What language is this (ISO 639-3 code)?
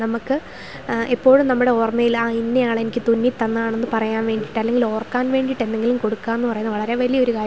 mal